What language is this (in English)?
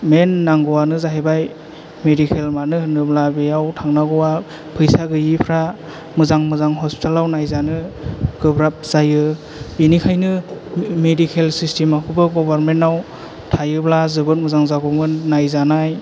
Bodo